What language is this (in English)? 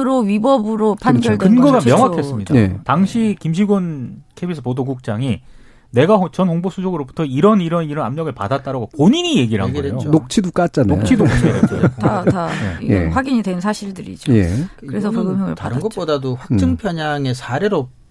Korean